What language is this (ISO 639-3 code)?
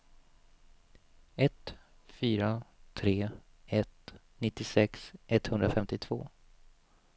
swe